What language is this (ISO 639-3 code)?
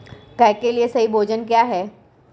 hin